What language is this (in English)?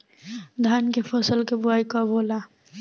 Bhojpuri